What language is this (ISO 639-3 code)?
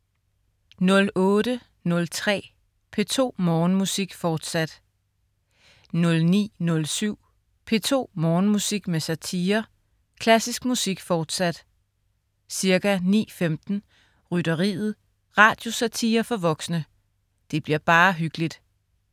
dan